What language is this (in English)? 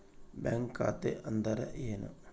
Kannada